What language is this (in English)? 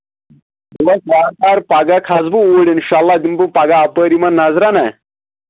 Kashmiri